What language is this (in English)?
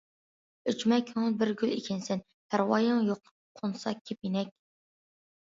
Uyghur